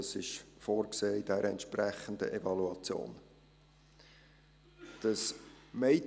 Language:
Swiss German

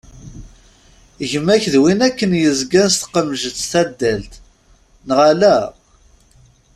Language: Kabyle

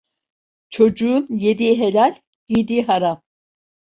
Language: Turkish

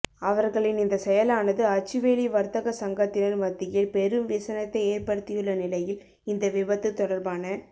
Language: Tamil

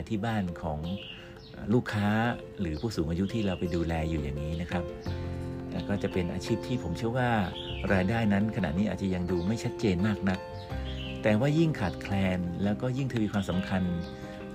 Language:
Thai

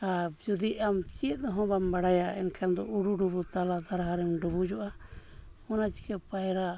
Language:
Santali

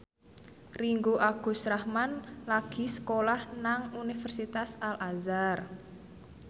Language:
Javanese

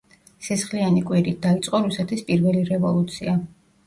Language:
Georgian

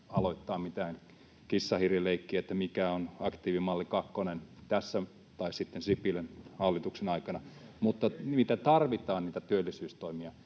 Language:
Finnish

